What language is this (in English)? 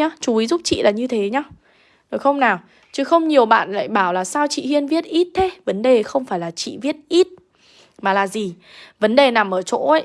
Vietnamese